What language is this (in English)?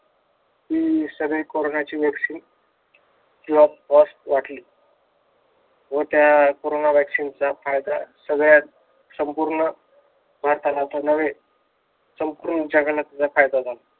Marathi